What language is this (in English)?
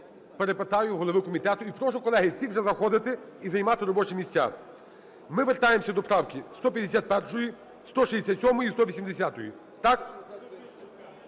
Ukrainian